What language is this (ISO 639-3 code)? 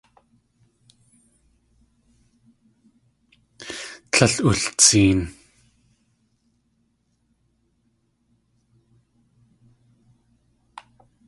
tli